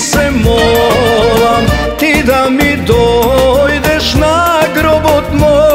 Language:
Romanian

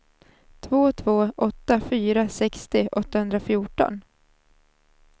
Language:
Swedish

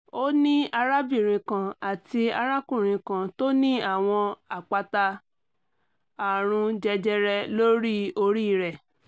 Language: Yoruba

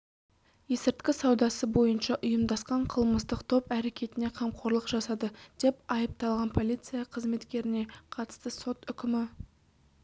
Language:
Kazakh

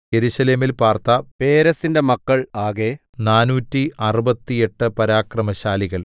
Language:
Malayalam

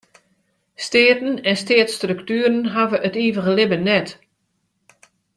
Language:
Western Frisian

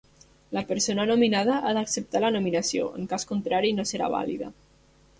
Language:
Catalan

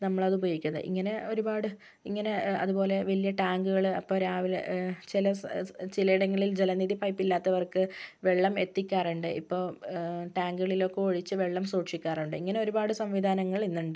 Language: Malayalam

